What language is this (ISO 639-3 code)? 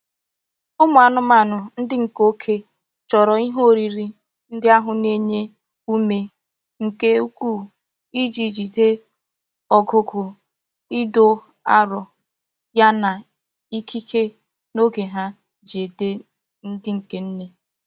ibo